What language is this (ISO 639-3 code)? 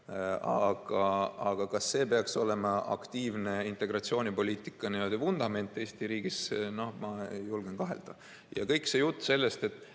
est